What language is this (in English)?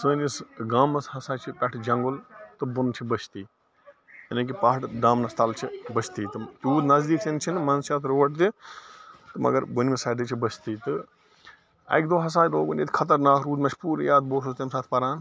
Kashmiri